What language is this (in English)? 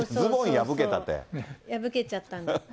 Japanese